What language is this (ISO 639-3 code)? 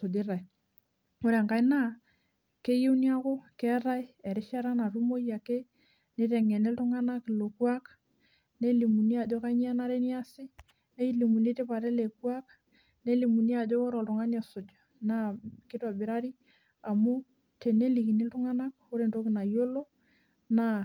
mas